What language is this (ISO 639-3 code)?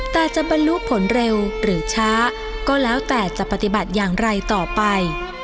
tha